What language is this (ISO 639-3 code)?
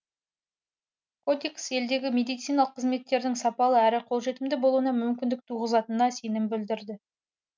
kaz